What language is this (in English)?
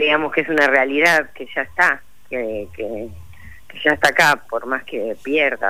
Spanish